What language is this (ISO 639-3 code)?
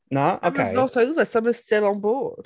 cym